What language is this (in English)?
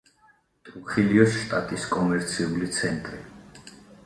Georgian